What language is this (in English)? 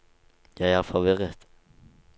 Norwegian